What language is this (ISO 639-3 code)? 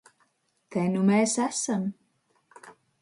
lav